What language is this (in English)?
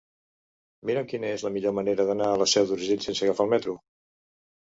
Catalan